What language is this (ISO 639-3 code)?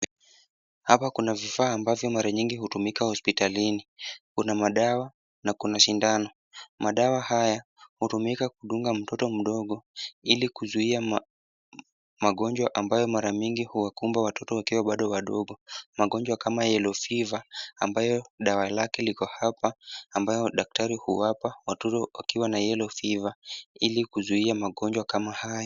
swa